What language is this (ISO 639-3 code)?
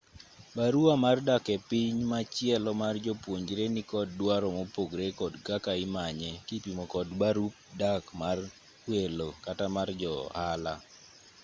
luo